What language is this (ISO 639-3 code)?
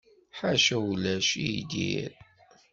kab